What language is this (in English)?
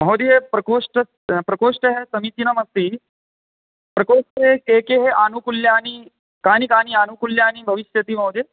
Sanskrit